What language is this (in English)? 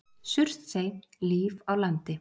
Icelandic